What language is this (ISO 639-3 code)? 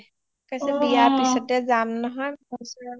asm